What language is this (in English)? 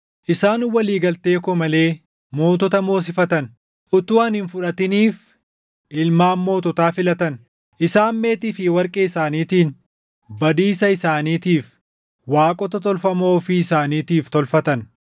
Oromo